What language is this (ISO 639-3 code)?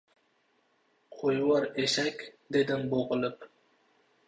uzb